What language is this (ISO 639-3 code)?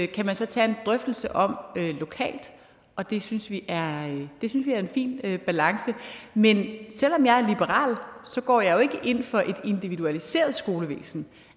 dan